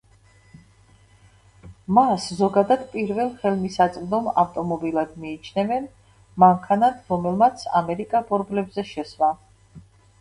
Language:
Georgian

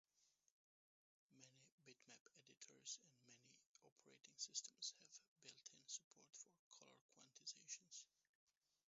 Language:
English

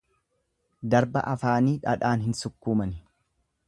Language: Oromo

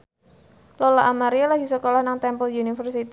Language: Javanese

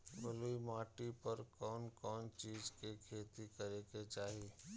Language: Bhojpuri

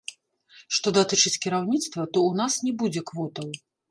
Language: Belarusian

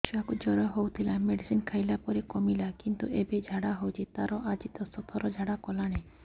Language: Odia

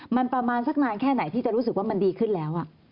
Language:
Thai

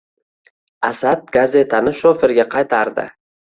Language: Uzbek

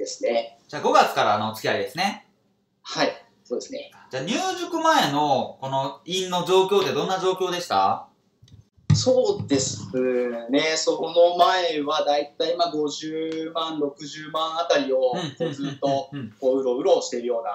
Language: Japanese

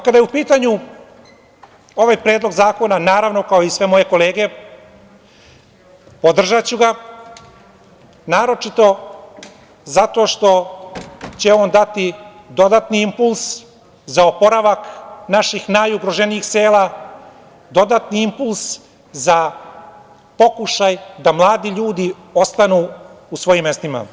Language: Serbian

